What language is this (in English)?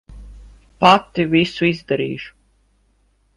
Latvian